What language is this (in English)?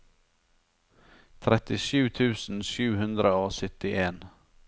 Norwegian